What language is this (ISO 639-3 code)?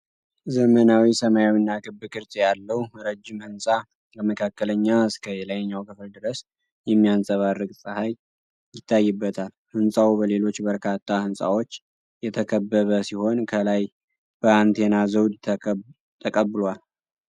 amh